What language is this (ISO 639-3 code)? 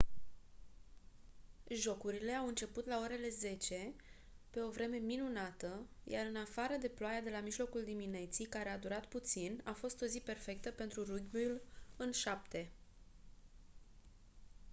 ron